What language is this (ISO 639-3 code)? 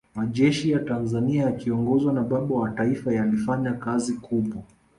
swa